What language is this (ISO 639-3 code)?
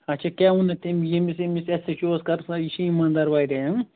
kas